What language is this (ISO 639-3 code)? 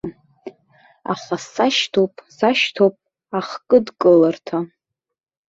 abk